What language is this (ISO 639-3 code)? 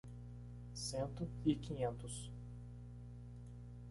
por